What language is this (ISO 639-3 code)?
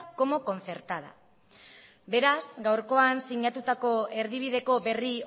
eus